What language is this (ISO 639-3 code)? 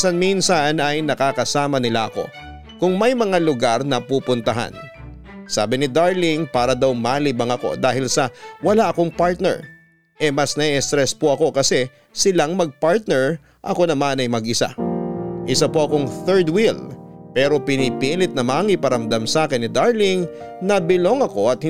fil